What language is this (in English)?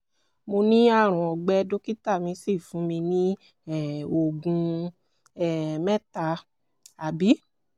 Yoruba